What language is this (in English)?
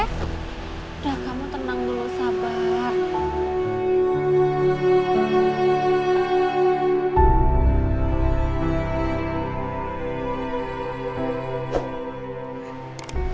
Indonesian